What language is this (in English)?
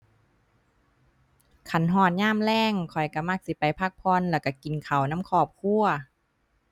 Thai